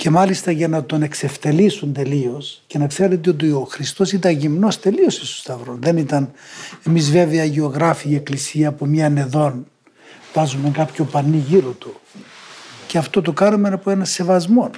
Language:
Greek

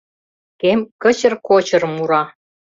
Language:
Mari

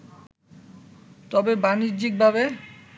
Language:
Bangla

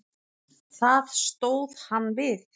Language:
Icelandic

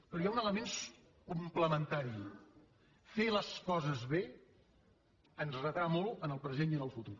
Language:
Catalan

